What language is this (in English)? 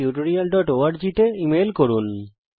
Bangla